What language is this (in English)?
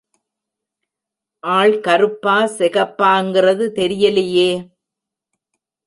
Tamil